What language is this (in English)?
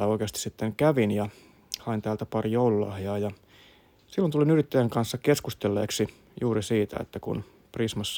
Finnish